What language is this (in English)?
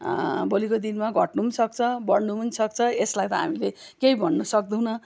Nepali